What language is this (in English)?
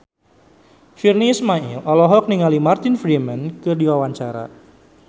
Sundanese